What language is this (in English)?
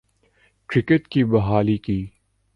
Urdu